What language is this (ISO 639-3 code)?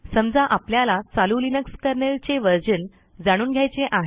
mar